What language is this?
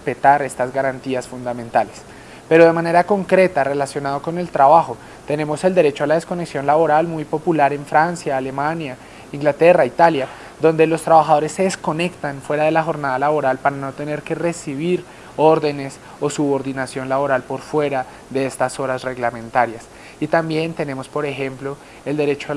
Spanish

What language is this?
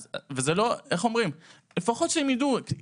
Hebrew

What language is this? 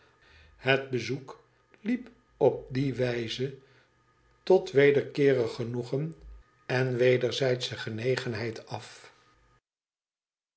Dutch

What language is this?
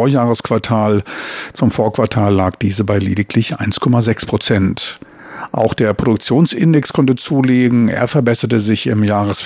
German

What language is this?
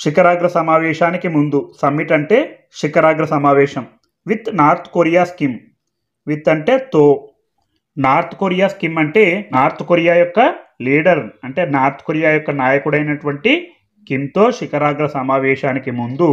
Telugu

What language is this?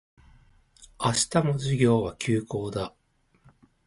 Japanese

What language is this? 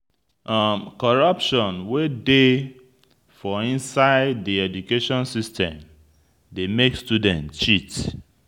Nigerian Pidgin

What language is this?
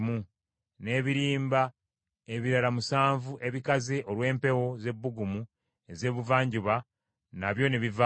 Ganda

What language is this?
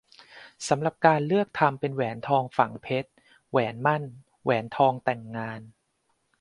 Thai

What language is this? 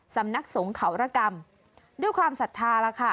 Thai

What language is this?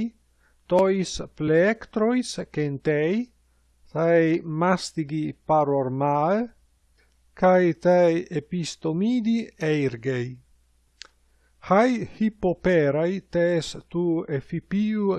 Greek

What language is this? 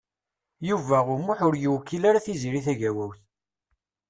Kabyle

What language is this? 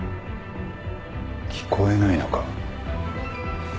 Japanese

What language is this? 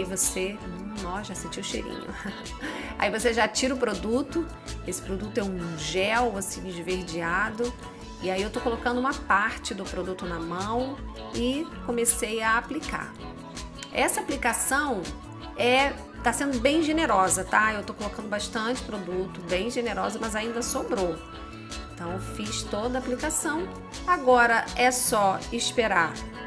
Portuguese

